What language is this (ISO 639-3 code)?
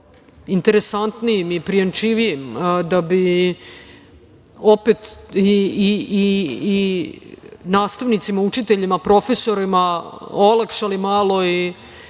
srp